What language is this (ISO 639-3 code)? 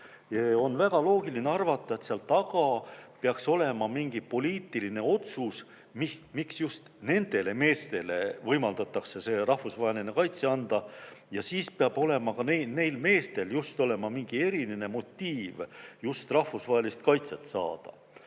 est